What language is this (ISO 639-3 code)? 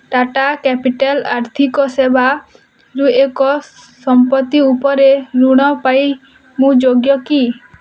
ori